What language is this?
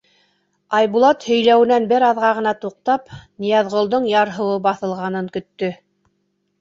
Bashkir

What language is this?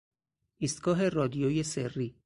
Persian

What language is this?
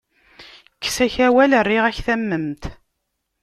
Kabyle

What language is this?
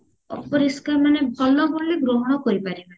Odia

